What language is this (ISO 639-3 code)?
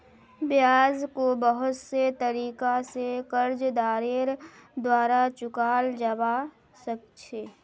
mag